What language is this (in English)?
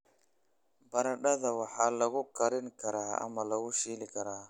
Somali